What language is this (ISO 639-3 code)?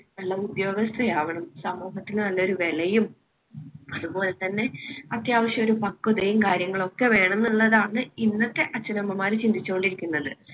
mal